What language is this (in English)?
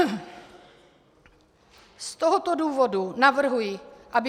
Czech